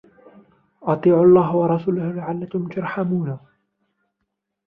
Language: Arabic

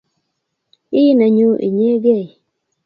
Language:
Kalenjin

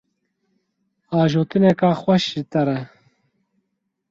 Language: Kurdish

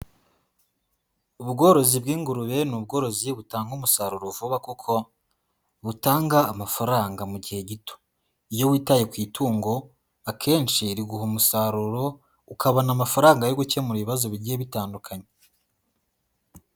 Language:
Kinyarwanda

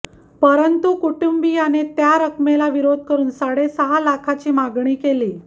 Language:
Marathi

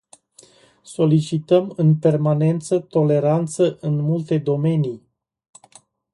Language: Romanian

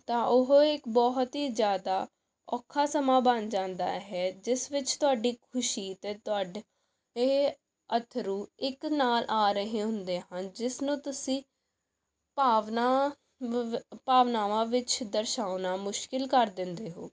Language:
Punjabi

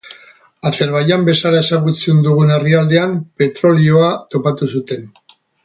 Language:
Basque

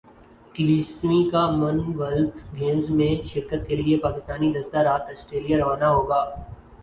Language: Urdu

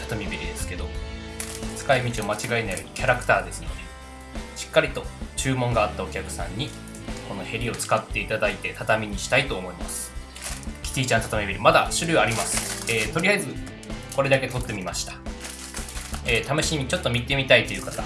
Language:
Japanese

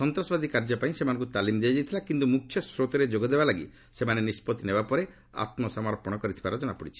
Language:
Odia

